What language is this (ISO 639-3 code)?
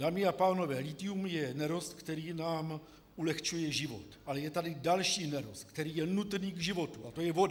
ces